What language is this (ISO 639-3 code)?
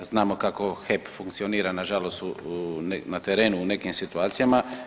hrv